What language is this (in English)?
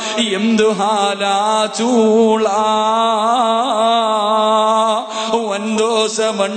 Arabic